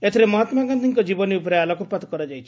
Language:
Odia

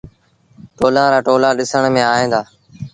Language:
Sindhi Bhil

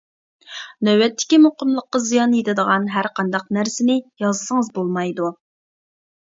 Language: Uyghur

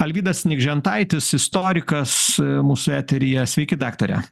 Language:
Lithuanian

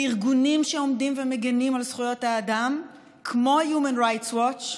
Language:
Hebrew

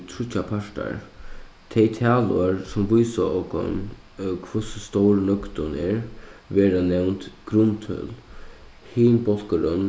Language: Faroese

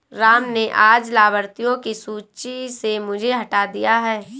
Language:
Hindi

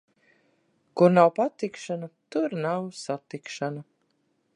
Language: Latvian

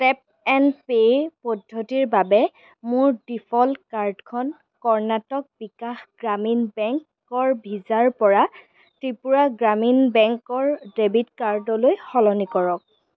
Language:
Assamese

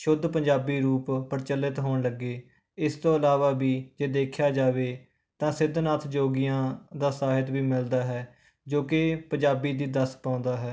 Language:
Punjabi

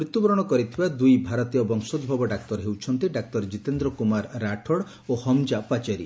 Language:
Odia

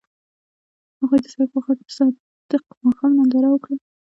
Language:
Pashto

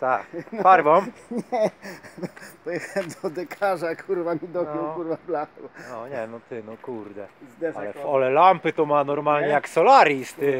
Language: Polish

